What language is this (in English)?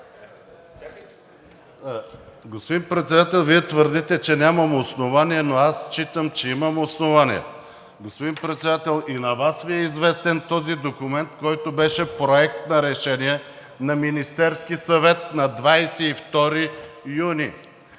Bulgarian